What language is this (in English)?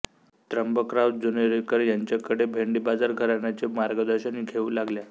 Marathi